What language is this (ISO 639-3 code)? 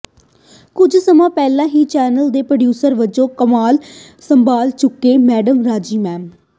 pan